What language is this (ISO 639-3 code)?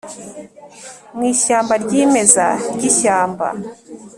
kin